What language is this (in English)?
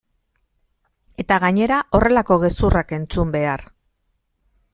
Basque